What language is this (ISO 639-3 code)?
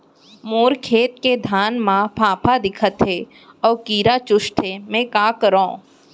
hne